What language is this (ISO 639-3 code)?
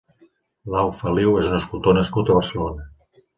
cat